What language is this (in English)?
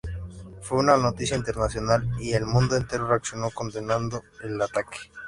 Spanish